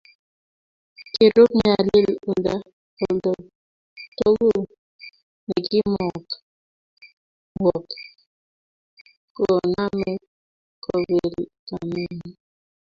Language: Kalenjin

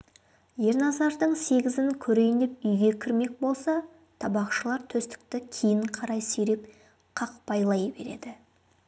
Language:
Kazakh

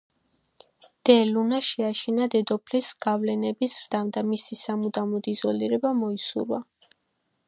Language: Georgian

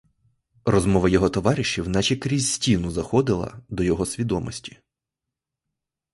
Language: Ukrainian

